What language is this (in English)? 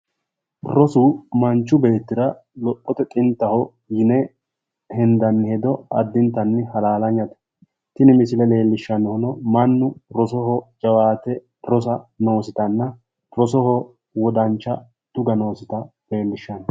Sidamo